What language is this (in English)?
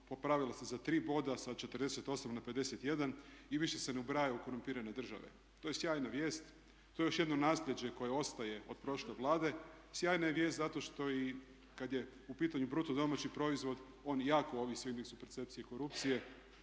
Croatian